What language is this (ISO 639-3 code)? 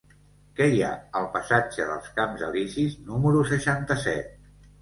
cat